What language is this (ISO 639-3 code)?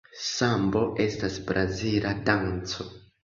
epo